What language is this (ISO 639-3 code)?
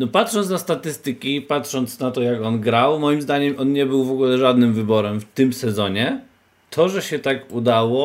pol